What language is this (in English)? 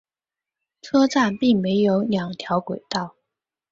Chinese